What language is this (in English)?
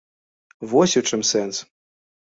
Belarusian